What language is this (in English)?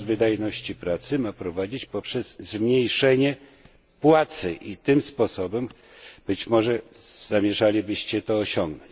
Polish